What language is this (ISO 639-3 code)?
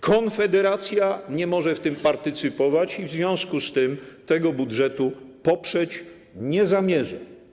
pol